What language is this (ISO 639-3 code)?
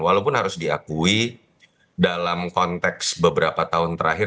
ind